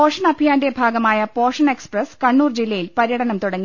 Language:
Malayalam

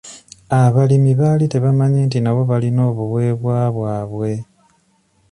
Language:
Ganda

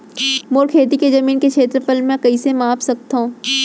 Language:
Chhattisgarhi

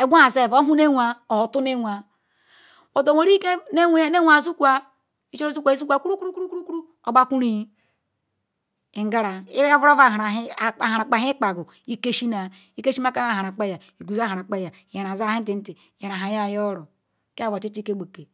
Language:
Ikwere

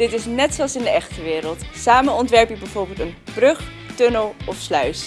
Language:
Dutch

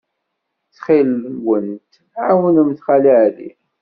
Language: Kabyle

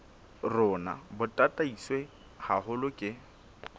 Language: Southern Sotho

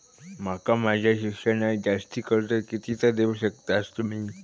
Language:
Marathi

